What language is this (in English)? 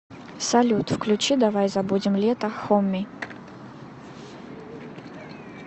Russian